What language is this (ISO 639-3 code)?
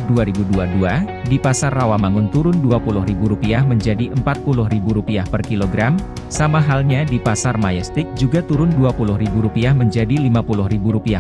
ind